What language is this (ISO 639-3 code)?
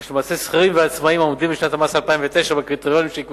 heb